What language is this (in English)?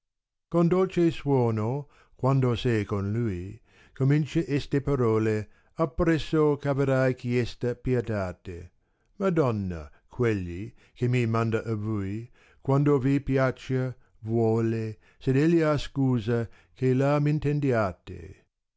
Italian